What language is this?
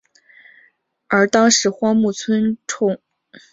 Chinese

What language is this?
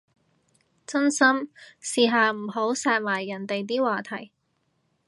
Cantonese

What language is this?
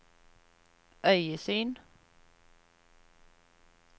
Norwegian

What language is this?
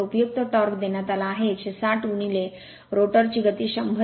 Marathi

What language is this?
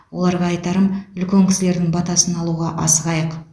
Kazakh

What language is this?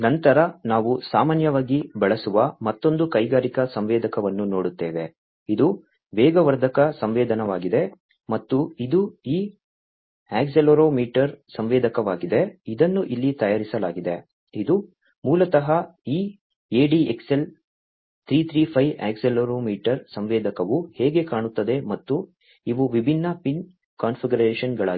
Kannada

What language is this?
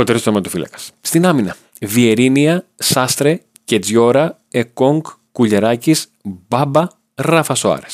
Greek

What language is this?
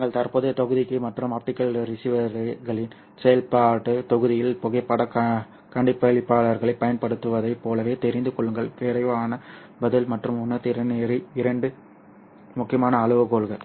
Tamil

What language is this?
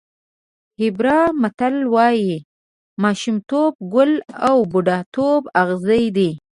Pashto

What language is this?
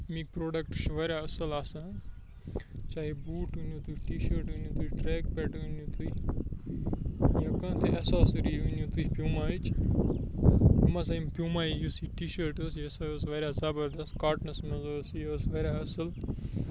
Kashmiri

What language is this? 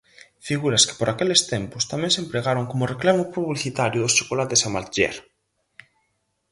Galician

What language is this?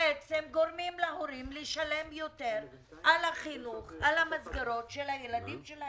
Hebrew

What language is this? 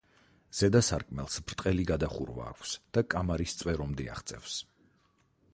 Georgian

